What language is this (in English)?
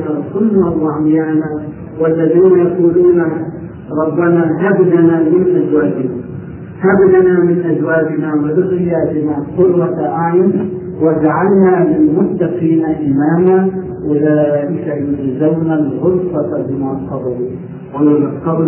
Arabic